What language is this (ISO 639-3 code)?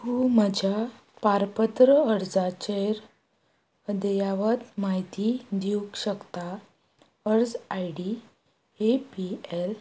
kok